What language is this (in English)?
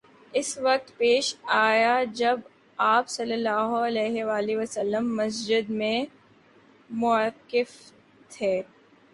Urdu